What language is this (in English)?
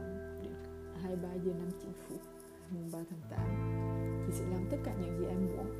Vietnamese